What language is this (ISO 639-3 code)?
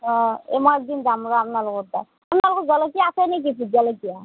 asm